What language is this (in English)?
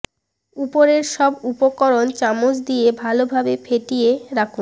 Bangla